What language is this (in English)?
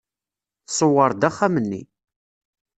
Kabyle